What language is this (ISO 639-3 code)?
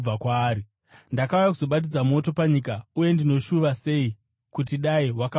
sna